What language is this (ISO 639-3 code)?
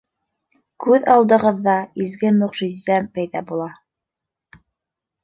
bak